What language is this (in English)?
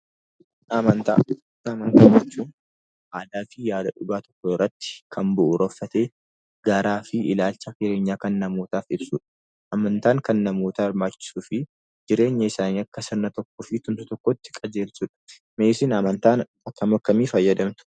Oromo